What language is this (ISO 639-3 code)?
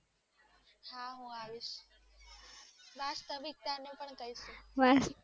guj